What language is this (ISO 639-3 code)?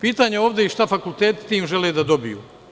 srp